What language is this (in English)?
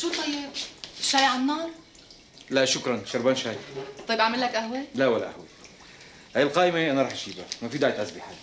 Arabic